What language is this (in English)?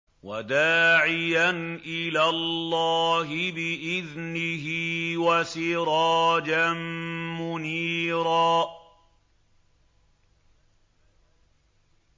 Arabic